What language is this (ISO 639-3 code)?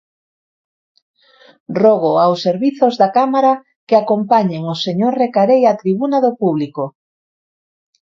glg